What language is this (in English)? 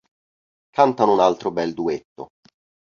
Italian